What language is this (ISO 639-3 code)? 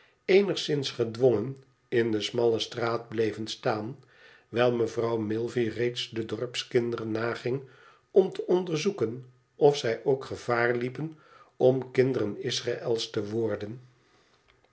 nld